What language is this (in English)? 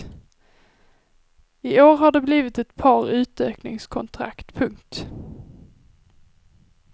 Swedish